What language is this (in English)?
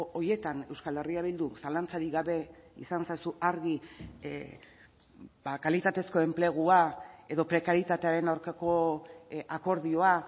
Basque